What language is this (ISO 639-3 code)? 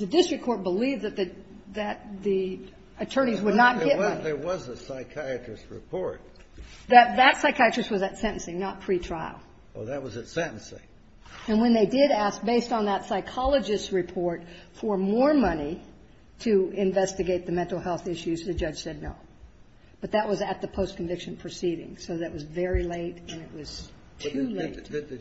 eng